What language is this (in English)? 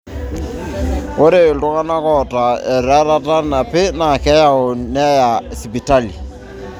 Masai